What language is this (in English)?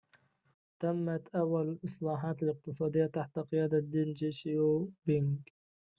Arabic